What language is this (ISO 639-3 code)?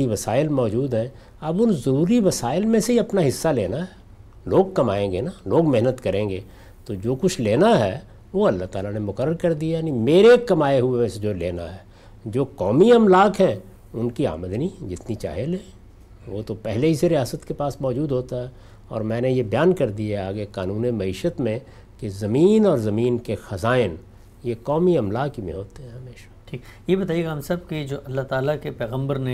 urd